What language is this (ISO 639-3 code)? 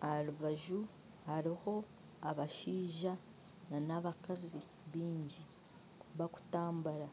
nyn